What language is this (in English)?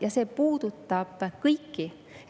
Estonian